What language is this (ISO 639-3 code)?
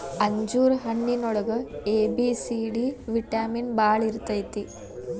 kan